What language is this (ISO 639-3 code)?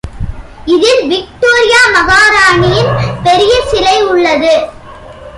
tam